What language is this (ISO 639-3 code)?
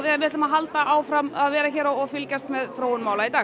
isl